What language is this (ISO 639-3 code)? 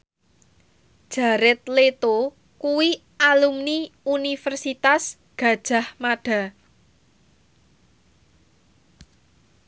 jav